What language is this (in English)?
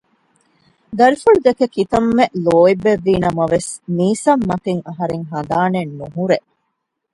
Divehi